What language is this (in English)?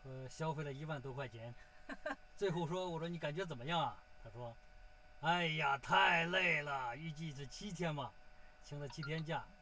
Chinese